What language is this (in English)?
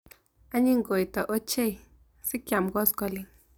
Kalenjin